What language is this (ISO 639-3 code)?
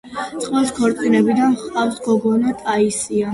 kat